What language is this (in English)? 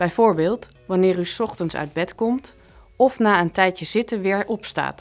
Dutch